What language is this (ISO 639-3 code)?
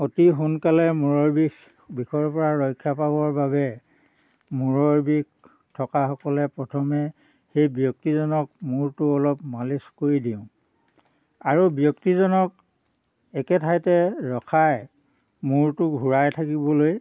asm